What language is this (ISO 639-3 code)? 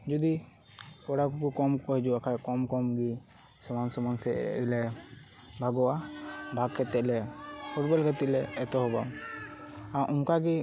sat